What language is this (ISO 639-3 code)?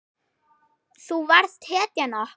isl